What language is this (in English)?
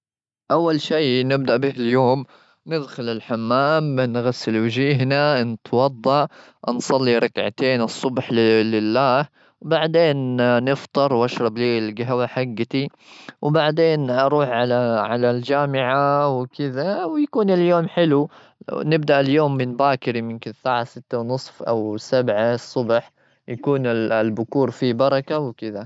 Gulf Arabic